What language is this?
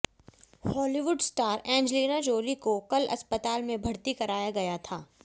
Hindi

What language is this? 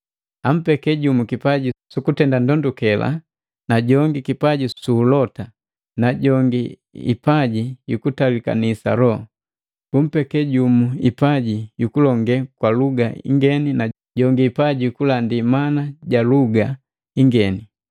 Matengo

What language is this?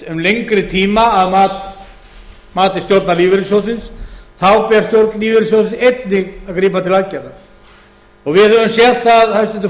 Icelandic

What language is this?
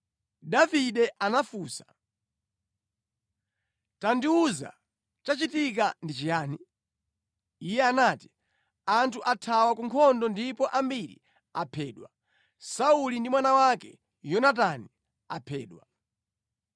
Nyanja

